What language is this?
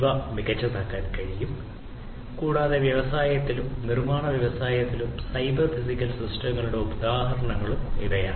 Malayalam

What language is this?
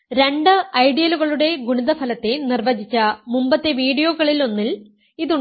Malayalam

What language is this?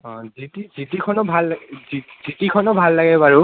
Assamese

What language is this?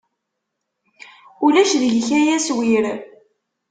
Kabyle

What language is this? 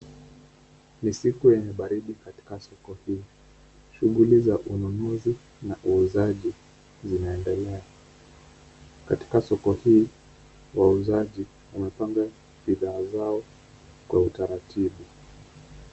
Swahili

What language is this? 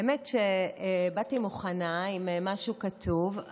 Hebrew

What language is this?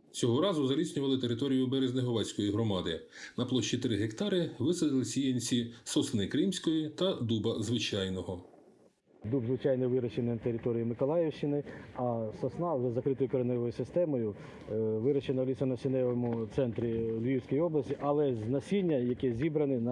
Ukrainian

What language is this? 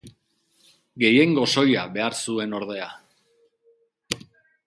Basque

